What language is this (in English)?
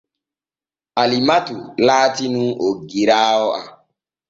Borgu Fulfulde